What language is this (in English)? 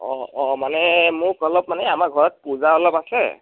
Assamese